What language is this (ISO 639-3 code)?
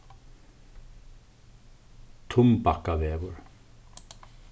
fao